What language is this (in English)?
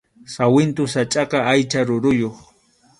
Arequipa-La Unión Quechua